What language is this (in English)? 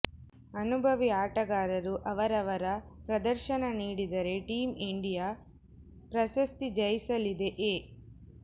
Kannada